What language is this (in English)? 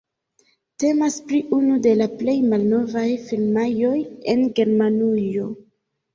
Esperanto